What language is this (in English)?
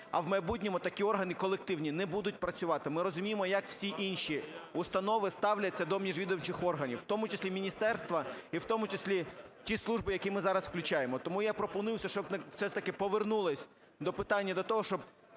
Ukrainian